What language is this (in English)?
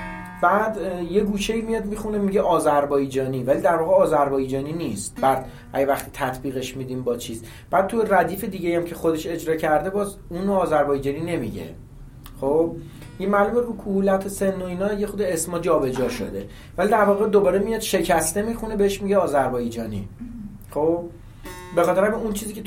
Persian